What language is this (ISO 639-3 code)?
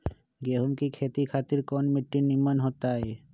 mag